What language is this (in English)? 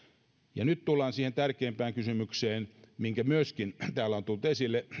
Finnish